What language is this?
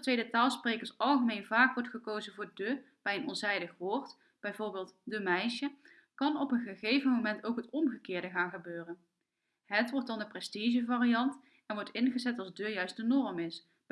Dutch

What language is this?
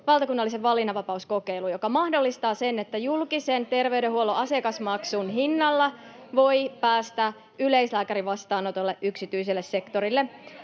Finnish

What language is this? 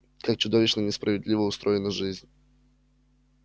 Russian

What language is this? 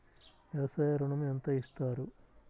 Telugu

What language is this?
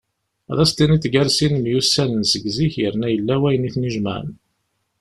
Kabyle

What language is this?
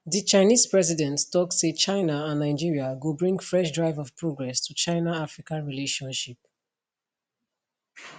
Nigerian Pidgin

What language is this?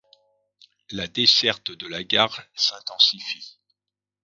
French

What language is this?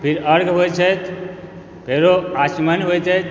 Maithili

